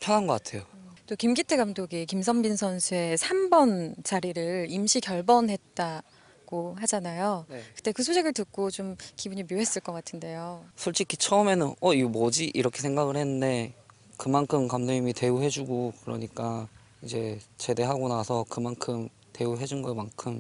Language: Korean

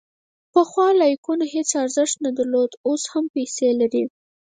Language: Pashto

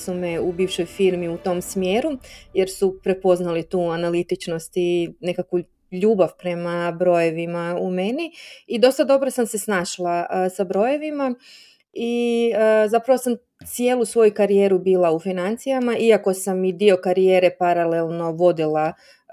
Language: Croatian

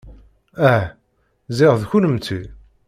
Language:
Kabyle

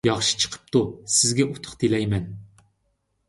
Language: Uyghur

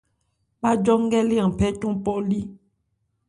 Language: Ebrié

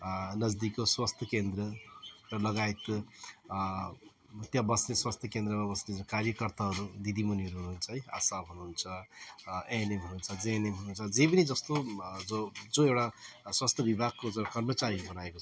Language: Nepali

